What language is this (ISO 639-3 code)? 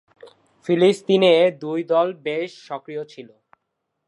ben